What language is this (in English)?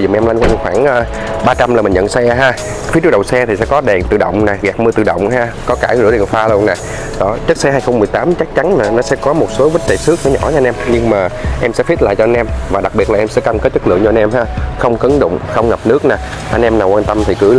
Vietnamese